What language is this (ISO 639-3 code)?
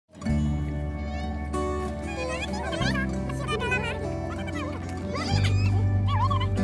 jav